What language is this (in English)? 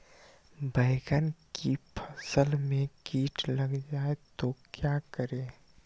Magahi